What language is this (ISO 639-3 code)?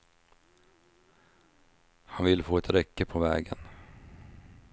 swe